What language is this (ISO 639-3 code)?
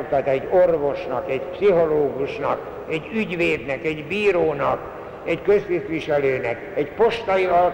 hun